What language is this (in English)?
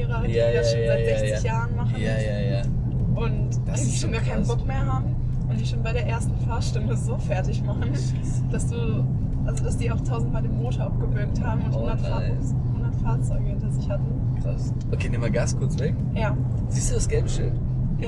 German